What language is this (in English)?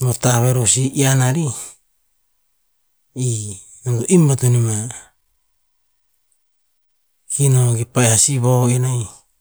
Tinputz